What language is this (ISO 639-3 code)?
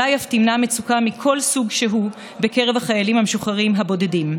heb